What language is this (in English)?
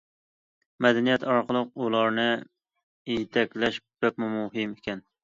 Uyghur